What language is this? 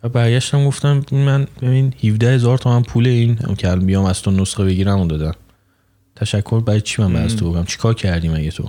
Persian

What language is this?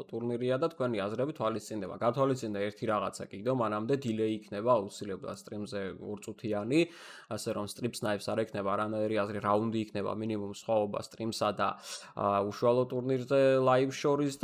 Romanian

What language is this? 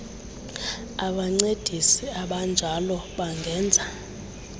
Xhosa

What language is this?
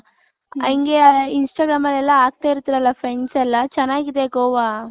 Kannada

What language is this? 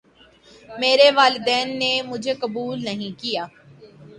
Urdu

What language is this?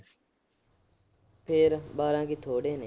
Punjabi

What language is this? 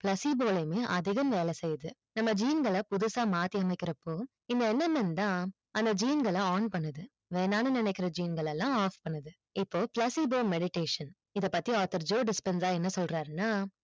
Tamil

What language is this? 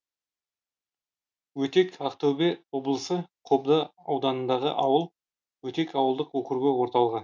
Kazakh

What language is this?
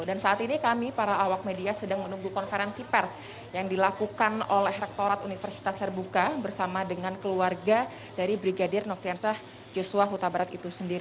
Indonesian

